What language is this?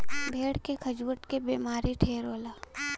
Bhojpuri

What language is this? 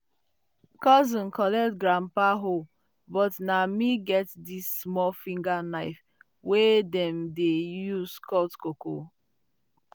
Nigerian Pidgin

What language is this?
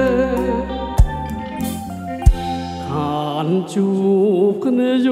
Thai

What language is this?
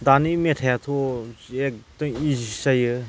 Bodo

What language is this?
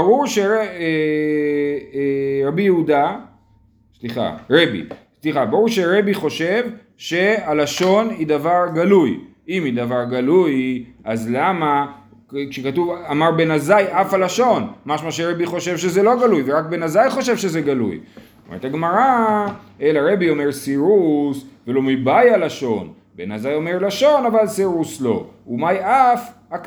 Hebrew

